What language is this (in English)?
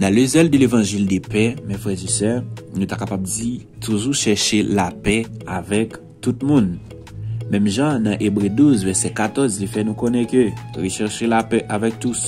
French